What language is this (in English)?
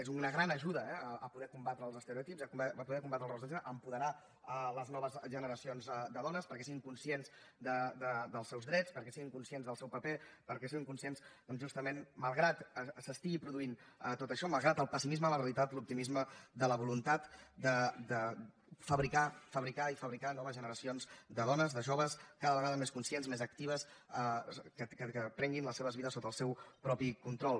Catalan